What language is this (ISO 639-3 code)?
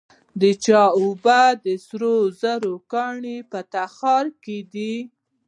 pus